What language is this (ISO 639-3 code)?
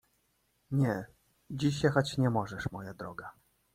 pol